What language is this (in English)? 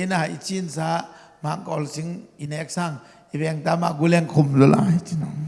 Indonesian